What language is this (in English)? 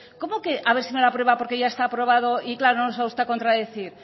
Spanish